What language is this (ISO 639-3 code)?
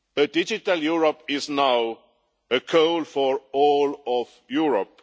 eng